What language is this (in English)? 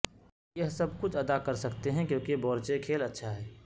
Urdu